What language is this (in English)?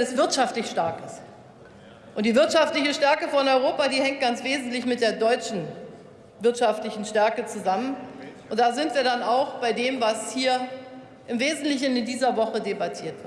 German